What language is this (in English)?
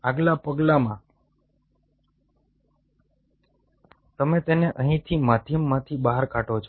Gujarati